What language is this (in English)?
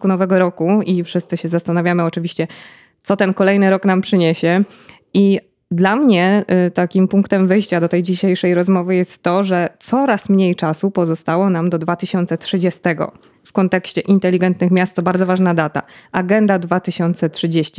Polish